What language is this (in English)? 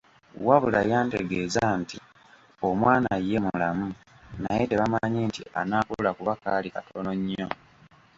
Ganda